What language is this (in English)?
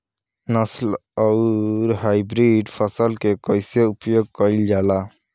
Bhojpuri